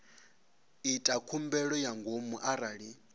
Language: Venda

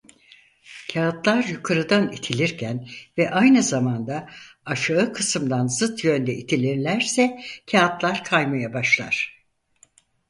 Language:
Turkish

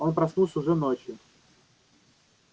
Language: Russian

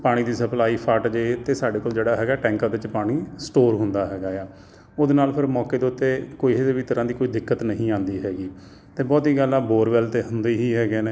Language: Punjabi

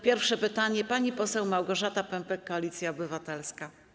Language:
Polish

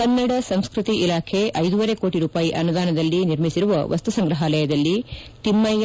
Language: Kannada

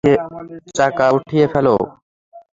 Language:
Bangla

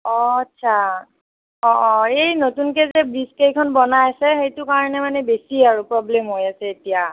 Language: Assamese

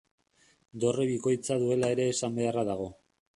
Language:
Basque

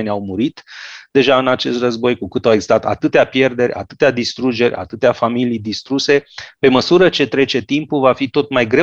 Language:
Romanian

